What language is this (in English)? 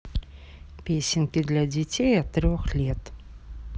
Russian